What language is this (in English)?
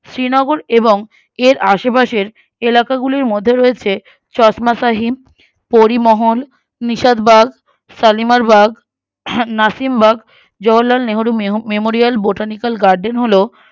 Bangla